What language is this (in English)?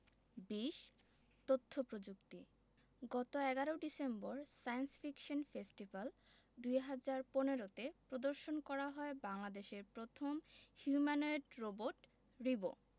Bangla